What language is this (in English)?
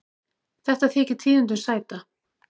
Icelandic